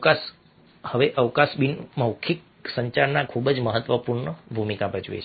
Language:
Gujarati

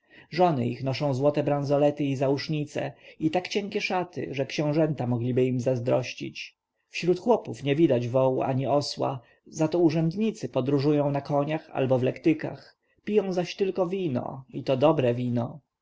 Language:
Polish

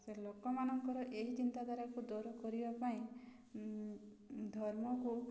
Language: Odia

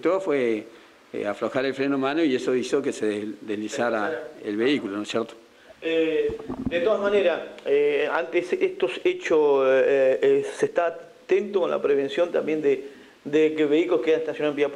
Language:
Spanish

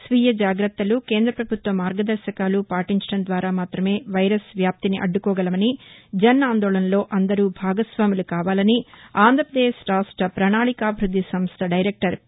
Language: Telugu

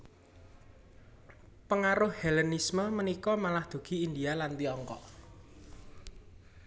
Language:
Javanese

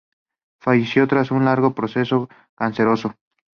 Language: Spanish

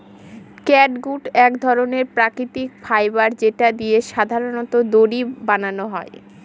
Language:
Bangla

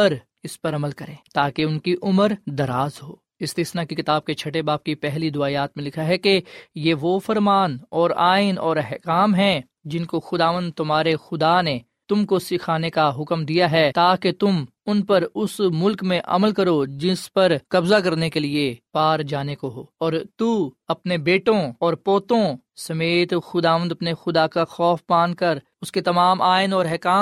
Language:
Urdu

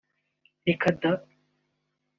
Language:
Kinyarwanda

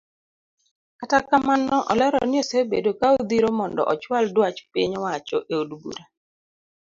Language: Luo (Kenya and Tanzania)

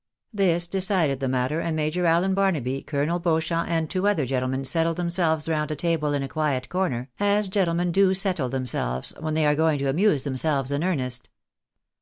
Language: English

